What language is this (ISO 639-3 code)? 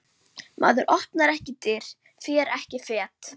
isl